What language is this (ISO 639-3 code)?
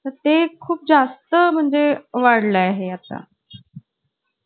mar